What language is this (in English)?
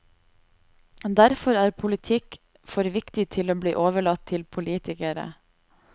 Norwegian